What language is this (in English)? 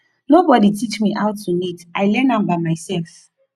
Nigerian Pidgin